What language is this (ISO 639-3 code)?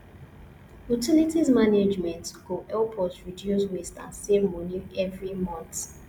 pcm